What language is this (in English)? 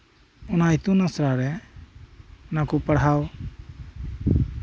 Santali